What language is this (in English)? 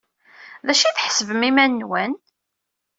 Kabyle